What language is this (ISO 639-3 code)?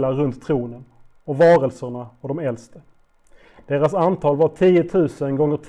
swe